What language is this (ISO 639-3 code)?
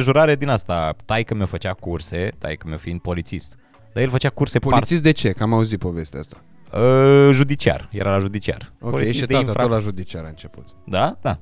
ron